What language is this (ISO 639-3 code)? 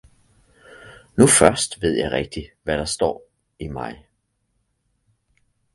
dan